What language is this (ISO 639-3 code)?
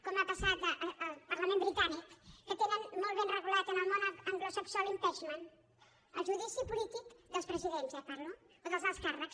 cat